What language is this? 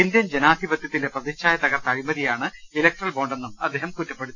Malayalam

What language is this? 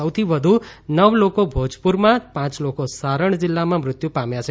Gujarati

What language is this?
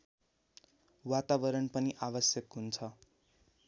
Nepali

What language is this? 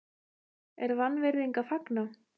Icelandic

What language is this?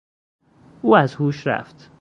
Persian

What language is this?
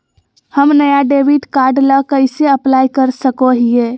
Magahi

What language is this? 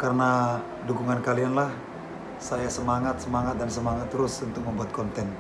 Indonesian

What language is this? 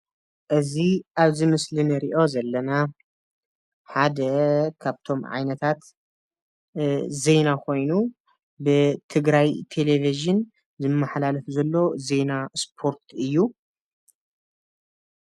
Tigrinya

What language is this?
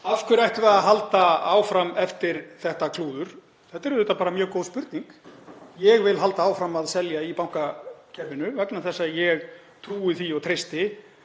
Icelandic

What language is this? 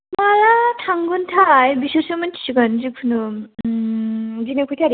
Bodo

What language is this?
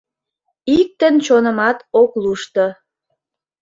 Mari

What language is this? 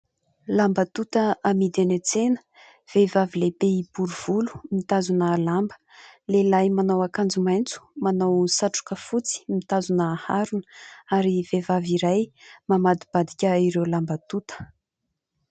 Malagasy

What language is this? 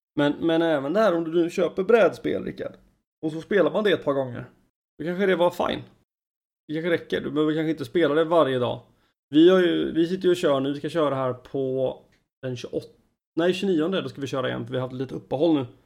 Swedish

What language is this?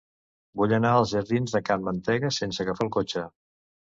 Catalan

